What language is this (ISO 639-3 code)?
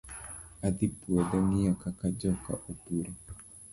luo